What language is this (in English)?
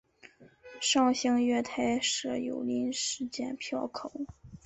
Chinese